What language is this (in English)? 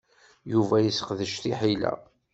Kabyle